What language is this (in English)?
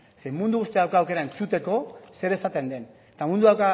Basque